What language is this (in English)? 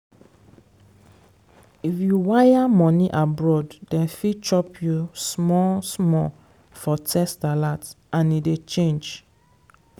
Nigerian Pidgin